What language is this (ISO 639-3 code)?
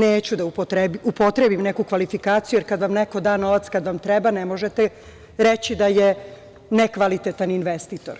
srp